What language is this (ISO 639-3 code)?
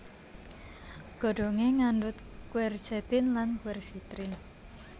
jav